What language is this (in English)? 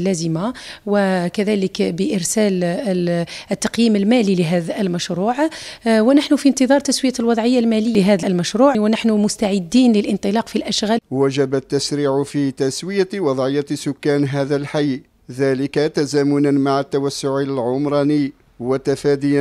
Arabic